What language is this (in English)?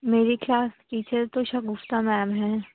Urdu